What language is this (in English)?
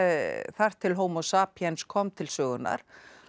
Icelandic